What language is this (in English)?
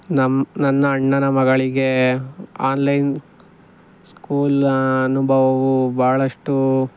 Kannada